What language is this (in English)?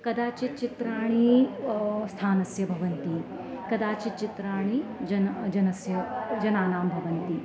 Sanskrit